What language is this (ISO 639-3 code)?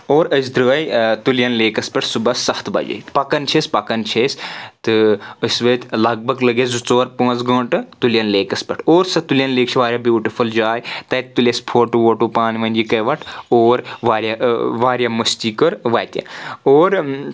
kas